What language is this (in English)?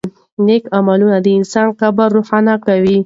Pashto